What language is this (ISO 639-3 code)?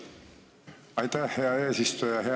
est